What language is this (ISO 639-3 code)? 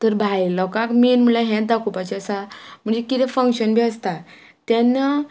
kok